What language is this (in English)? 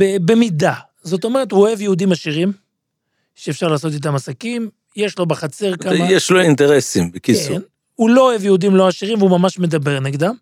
Hebrew